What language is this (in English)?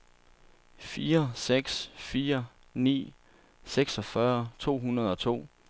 Danish